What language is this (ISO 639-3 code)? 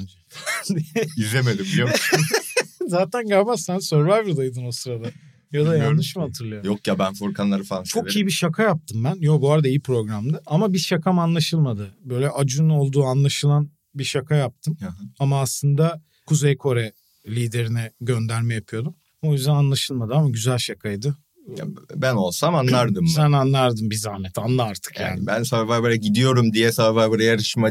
tur